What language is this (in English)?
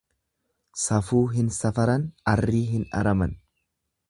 Oromo